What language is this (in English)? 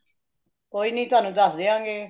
Punjabi